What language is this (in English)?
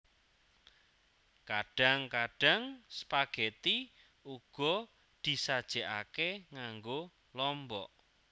Javanese